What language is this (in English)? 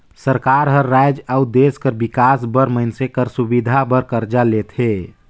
Chhattisgarhi